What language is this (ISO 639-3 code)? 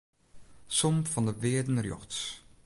fry